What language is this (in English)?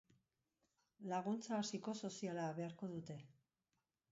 Basque